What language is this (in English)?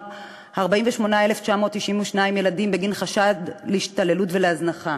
Hebrew